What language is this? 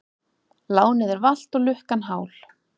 Icelandic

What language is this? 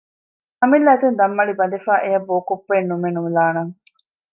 Divehi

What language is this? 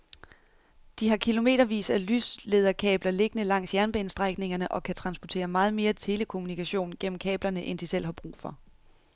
Danish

